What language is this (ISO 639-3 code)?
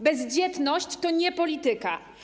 pol